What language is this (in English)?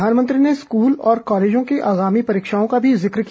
Hindi